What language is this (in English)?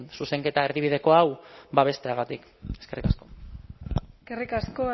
Basque